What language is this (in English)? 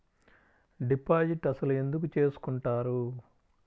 Telugu